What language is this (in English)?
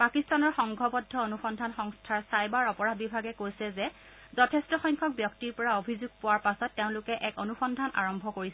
Assamese